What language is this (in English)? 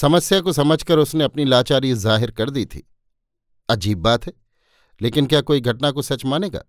Hindi